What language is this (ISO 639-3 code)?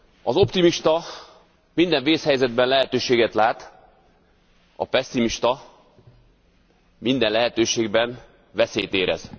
hun